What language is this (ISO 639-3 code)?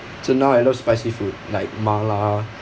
eng